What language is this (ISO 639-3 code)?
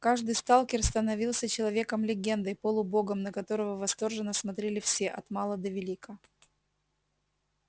rus